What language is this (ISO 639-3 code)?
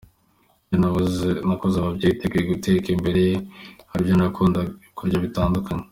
kin